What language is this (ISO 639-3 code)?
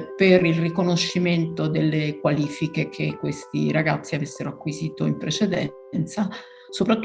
ita